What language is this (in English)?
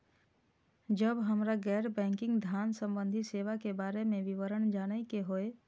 Maithili